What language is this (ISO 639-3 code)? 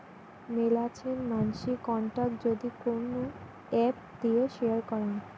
ben